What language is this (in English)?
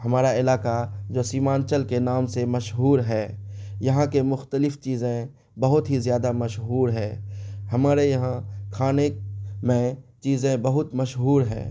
Urdu